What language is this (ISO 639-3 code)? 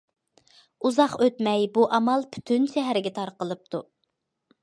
uig